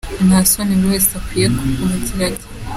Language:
Kinyarwanda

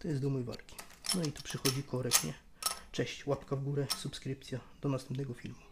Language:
Polish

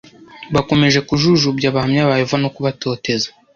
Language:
Kinyarwanda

